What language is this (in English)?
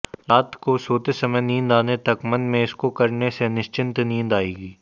Hindi